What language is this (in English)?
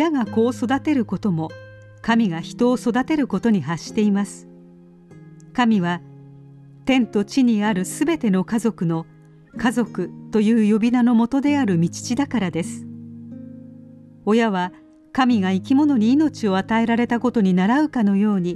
Japanese